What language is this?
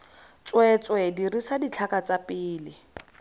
Tswana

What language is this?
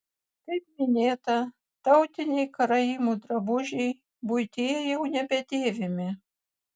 Lithuanian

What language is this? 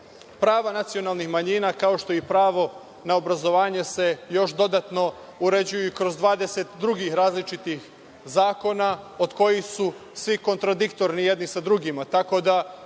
Serbian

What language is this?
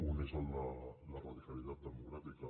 Catalan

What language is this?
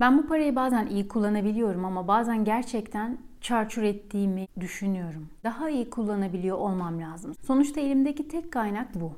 Turkish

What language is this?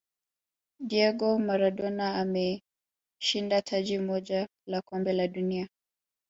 Swahili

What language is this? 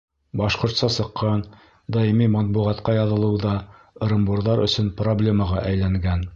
Bashkir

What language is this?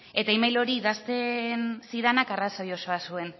Basque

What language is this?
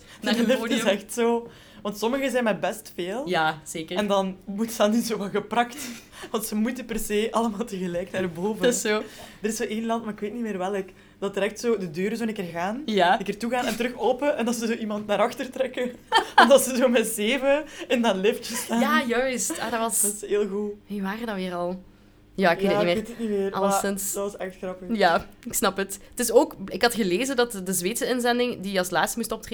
Dutch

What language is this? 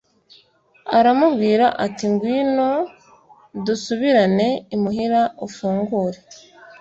Kinyarwanda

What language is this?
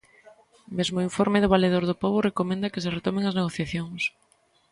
Galician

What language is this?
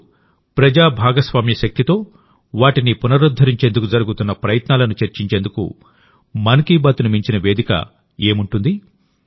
Telugu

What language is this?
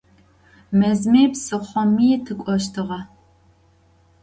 Adyghe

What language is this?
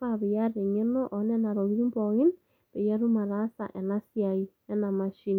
Masai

